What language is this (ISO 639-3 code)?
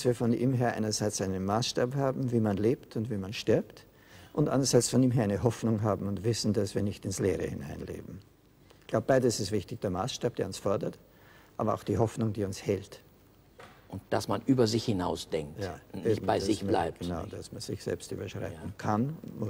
deu